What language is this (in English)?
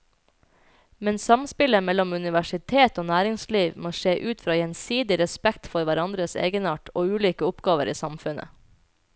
Norwegian